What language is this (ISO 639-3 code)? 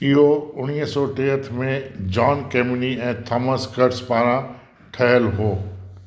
snd